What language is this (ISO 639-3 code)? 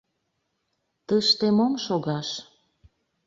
chm